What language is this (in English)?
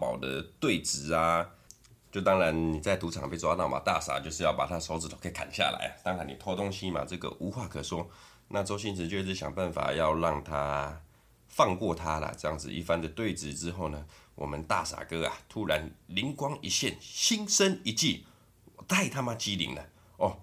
Chinese